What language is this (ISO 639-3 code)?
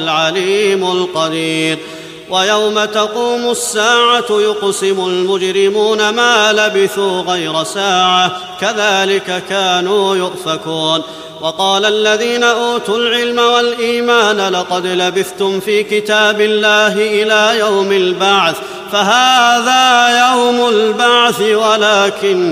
ara